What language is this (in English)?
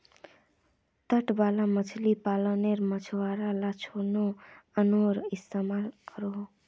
Magahi